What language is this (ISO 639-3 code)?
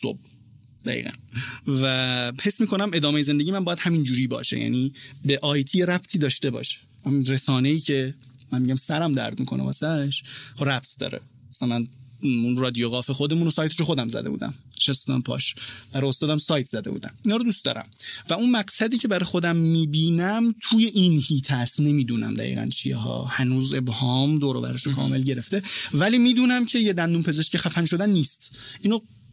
fas